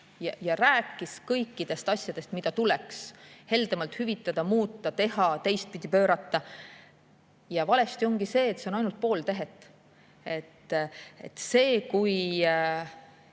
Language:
Estonian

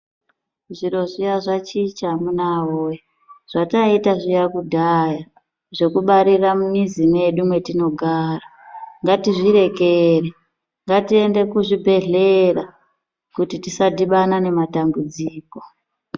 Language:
Ndau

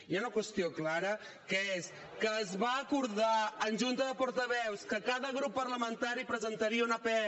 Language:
Catalan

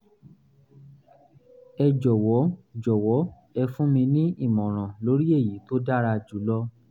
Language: Yoruba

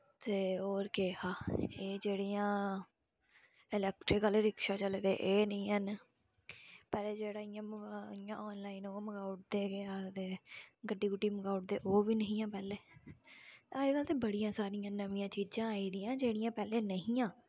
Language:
Dogri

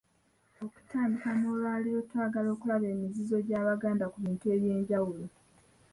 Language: Ganda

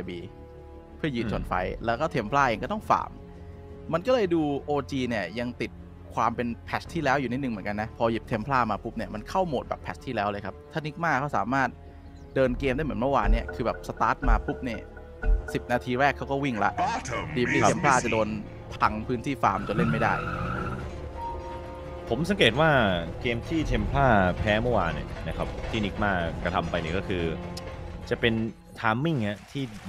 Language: Thai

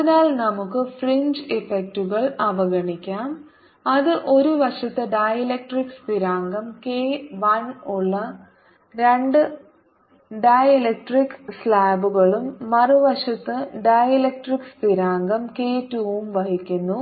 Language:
Malayalam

